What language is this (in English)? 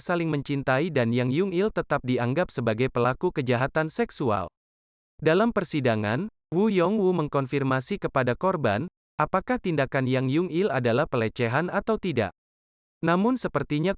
Indonesian